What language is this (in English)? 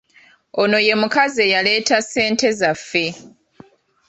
Ganda